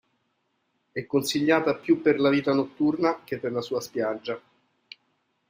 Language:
Italian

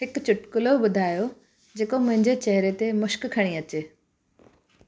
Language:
Sindhi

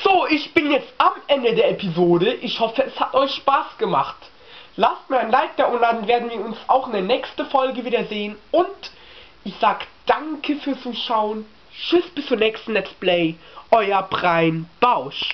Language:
German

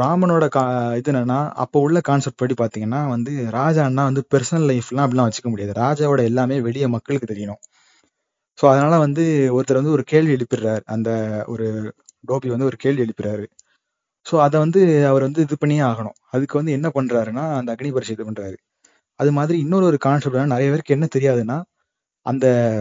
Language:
Tamil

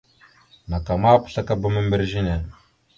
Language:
Mada (Cameroon)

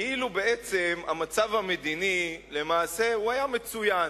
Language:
Hebrew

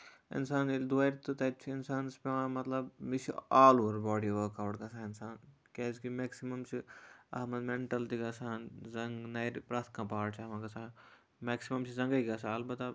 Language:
Kashmiri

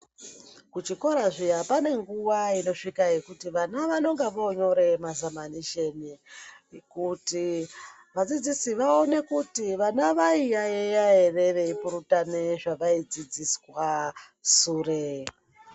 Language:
Ndau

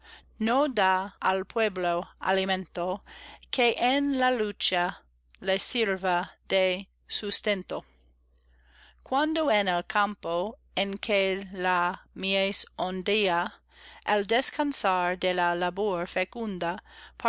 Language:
Spanish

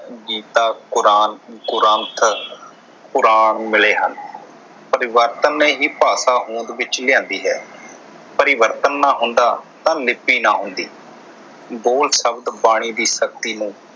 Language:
Punjabi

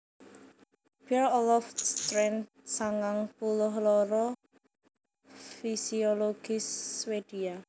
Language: Javanese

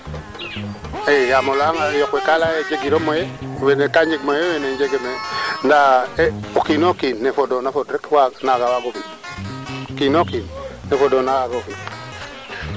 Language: Serer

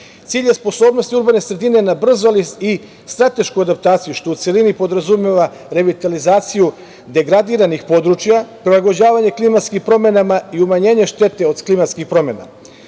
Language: Serbian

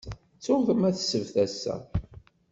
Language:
Kabyle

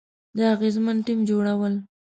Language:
Pashto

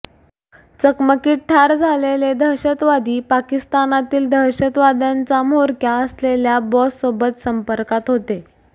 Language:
Marathi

